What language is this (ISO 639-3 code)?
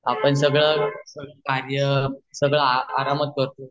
mar